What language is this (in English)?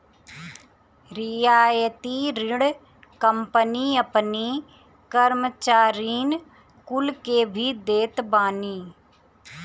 Bhojpuri